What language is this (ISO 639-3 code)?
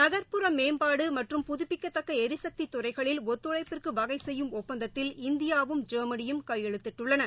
tam